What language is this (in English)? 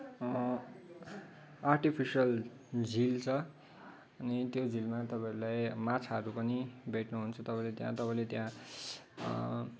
Nepali